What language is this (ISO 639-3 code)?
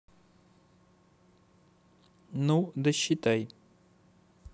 rus